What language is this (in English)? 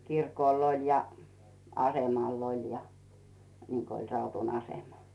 Finnish